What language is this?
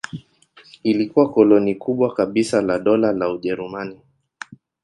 Swahili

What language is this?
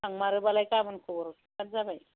Bodo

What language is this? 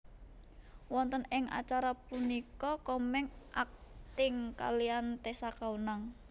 Javanese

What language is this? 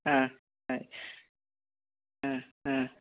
Malayalam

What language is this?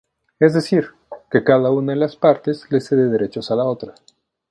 Spanish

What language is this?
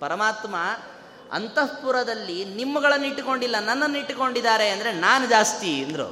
Kannada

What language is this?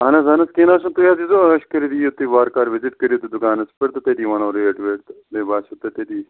Kashmiri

